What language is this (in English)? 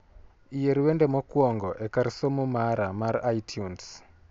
Luo (Kenya and Tanzania)